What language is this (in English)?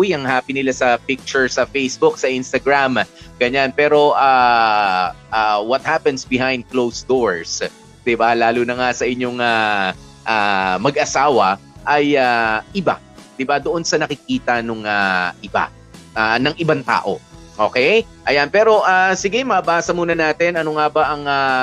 Filipino